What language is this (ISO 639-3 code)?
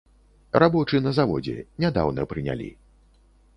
bel